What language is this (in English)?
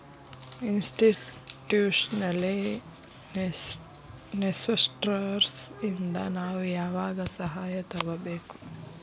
Kannada